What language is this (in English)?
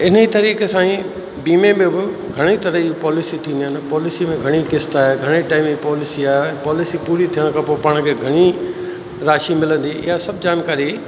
Sindhi